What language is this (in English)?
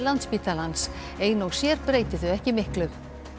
Icelandic